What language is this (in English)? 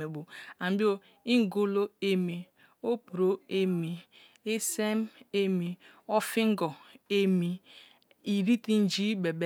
Kalabari